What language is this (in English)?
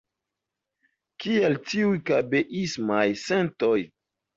Esperanto